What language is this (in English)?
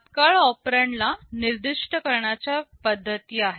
Marathi